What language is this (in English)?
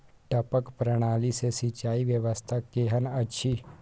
Maithili